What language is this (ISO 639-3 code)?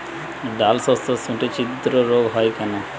ben